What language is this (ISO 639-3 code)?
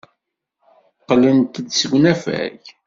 kab